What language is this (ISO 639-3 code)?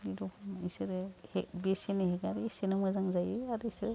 brx